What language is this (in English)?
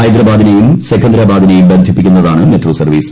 Malayalam